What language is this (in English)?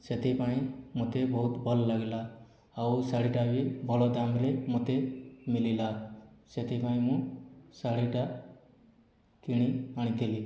Odia